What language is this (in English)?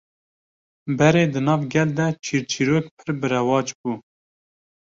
Kurdish